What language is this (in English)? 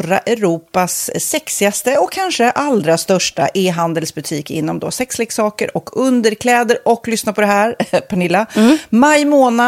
Swedish